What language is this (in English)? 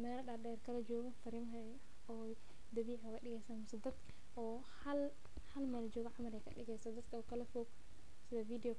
Somali